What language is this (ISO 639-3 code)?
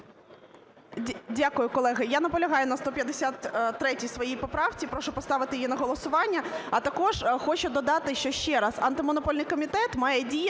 ukr